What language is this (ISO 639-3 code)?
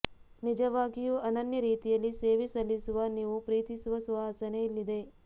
kan